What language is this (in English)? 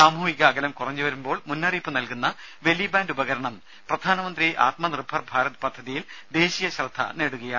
Malayalam